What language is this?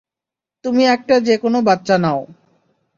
Bangla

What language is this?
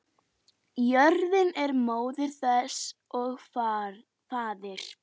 Icelandic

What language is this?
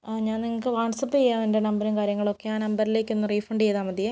Malayalam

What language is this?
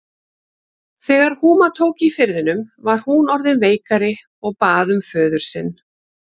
Icelandic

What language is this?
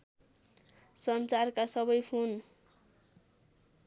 Nepali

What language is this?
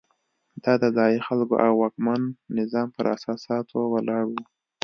Pashto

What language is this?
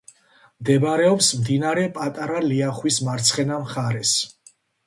Georgian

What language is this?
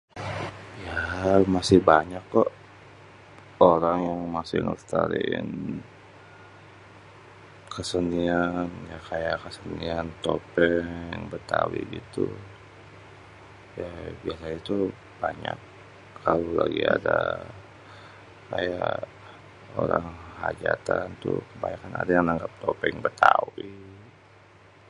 Betawi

